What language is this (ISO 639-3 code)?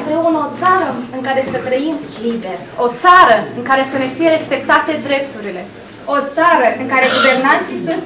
ron